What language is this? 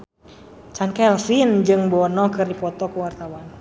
Sundanese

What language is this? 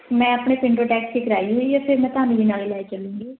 Punjabi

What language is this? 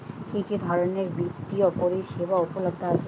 Bangla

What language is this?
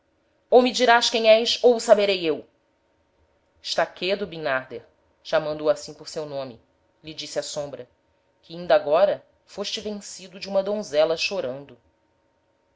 Portuguese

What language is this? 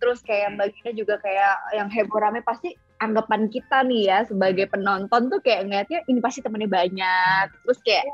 Indonesian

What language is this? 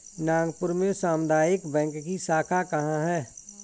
Hindi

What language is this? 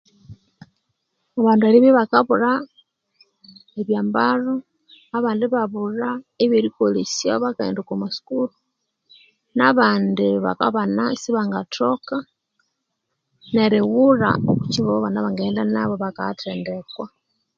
Konzo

